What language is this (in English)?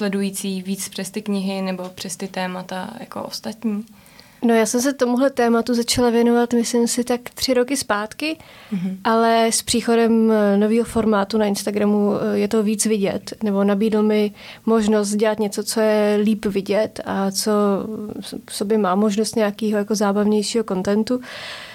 Czech